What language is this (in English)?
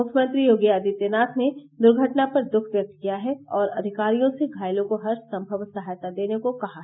Hindi